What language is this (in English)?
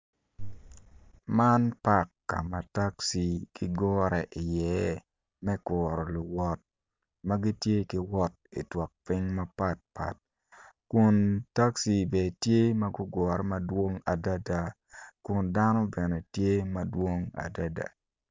Acoli